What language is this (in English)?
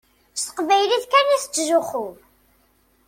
Kabyle